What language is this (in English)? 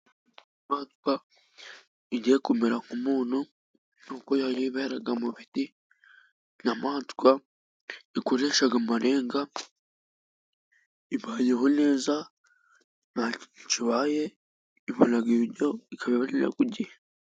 Kinyarwanda